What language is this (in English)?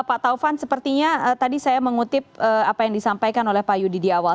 Indonesian